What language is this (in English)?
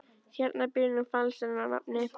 Icelandic